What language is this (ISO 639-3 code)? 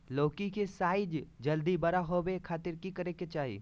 mag